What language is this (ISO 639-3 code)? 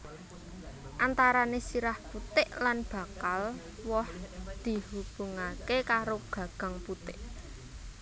jav